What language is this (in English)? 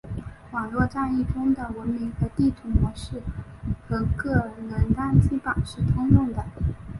Chinese